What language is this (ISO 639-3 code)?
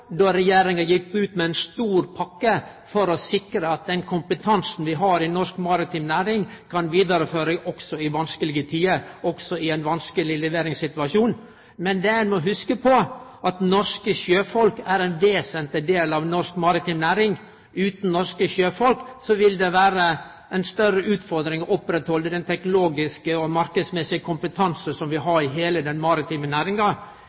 nno